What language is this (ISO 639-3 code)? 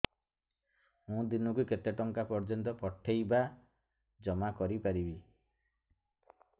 ori